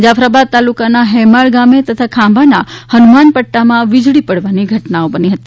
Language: Gujarati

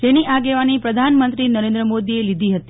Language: Gujarati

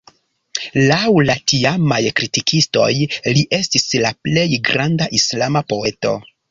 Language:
Esperanto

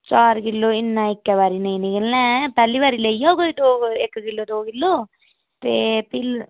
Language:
Dogri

